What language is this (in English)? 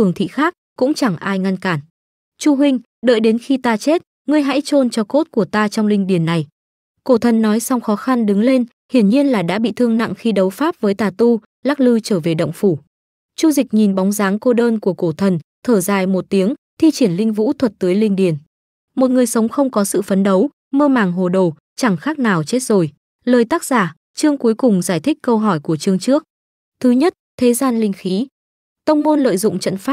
Vietnamese